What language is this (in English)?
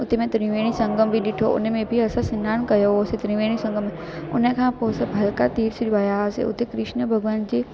Sindhi